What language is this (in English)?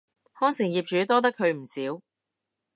Cantonese